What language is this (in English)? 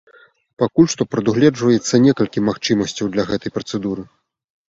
Belarusian